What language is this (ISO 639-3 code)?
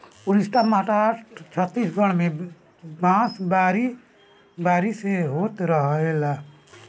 bho